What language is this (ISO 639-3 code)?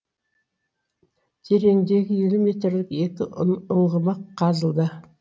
kaz